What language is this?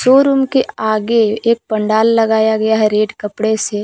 Hindi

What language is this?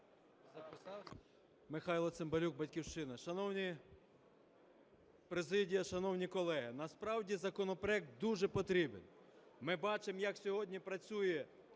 Ukrainian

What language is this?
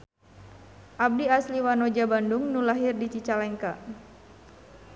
Sundanese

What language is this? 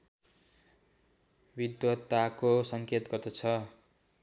Nepali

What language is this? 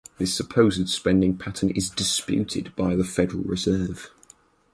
English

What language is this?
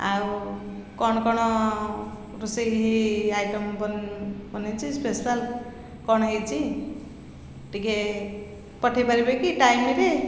Odia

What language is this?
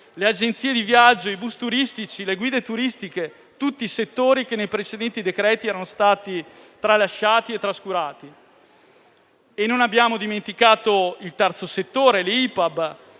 Italian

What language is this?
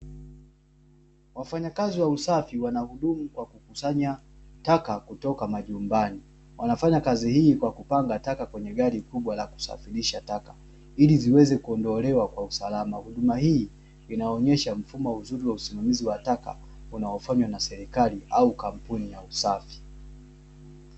Swahili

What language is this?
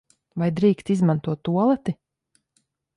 Latvian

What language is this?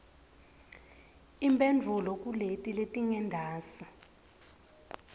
Swati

